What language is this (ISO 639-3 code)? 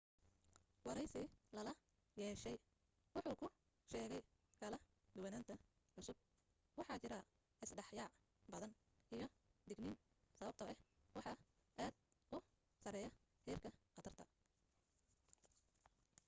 som